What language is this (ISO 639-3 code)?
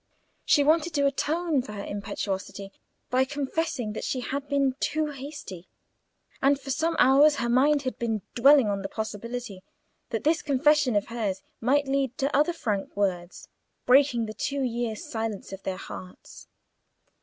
eng